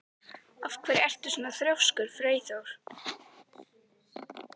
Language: Icelandic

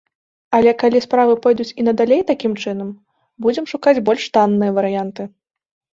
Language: Belarusian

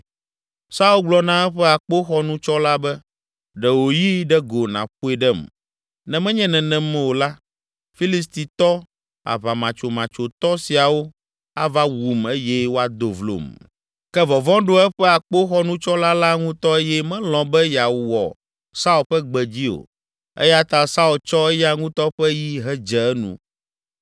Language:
Ewe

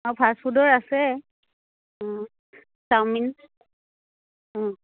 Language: Assamese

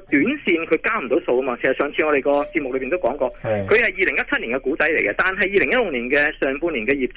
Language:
Chinese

